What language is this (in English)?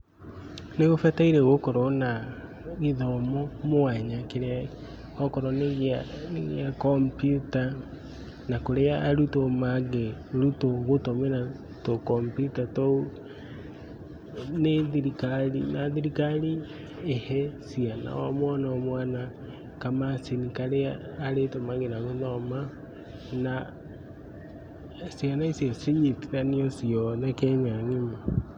Kikuyu